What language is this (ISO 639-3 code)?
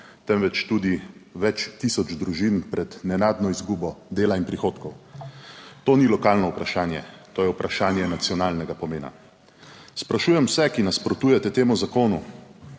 slv